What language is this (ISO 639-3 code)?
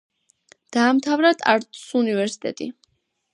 kat